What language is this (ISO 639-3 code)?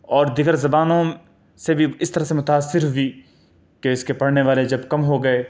urd